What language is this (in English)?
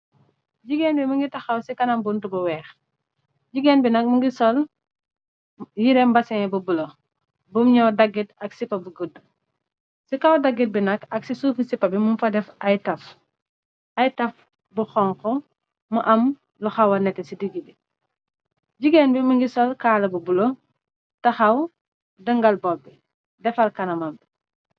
Wolof